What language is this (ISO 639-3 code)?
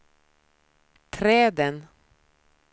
swe